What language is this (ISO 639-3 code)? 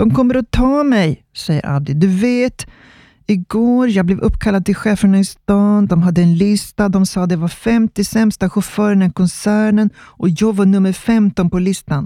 swe